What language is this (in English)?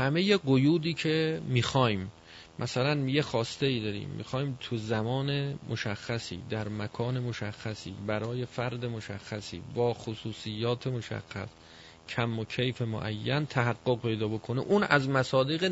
Persian